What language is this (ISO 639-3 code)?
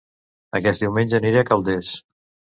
cat